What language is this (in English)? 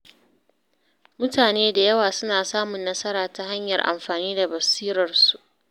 Hausa